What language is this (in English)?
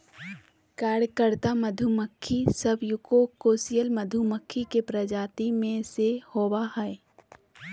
Magahi